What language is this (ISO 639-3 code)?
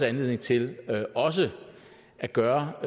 dan